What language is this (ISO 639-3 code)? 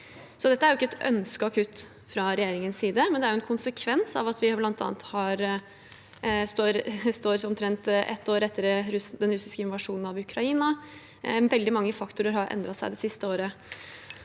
nor